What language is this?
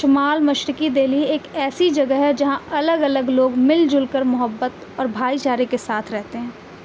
Urdu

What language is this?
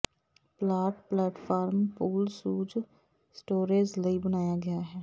Punjabi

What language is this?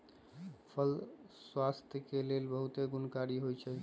Magahi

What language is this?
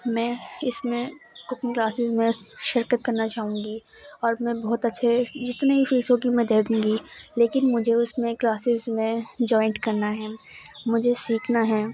Urdu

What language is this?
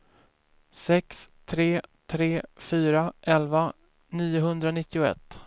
Swedish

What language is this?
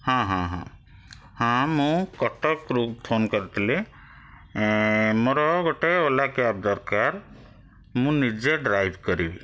Odia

